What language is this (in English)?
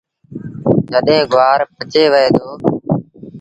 Sindhi Bhil